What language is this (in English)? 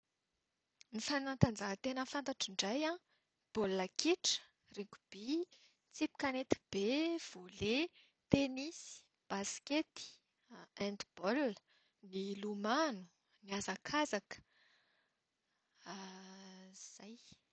Malagasy